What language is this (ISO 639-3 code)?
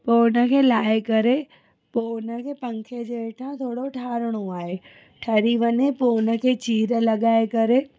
snd